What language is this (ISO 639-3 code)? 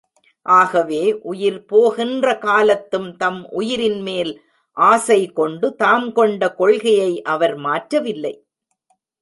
tam